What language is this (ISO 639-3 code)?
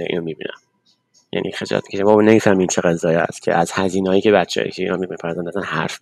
fas